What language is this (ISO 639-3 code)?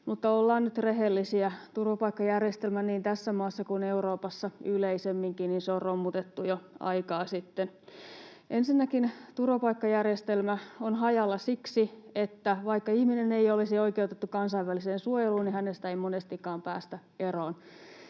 fin